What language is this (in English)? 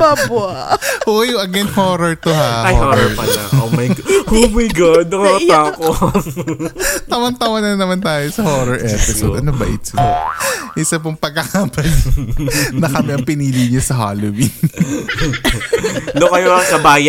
Filipino